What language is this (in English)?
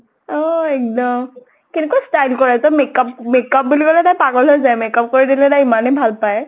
Assamese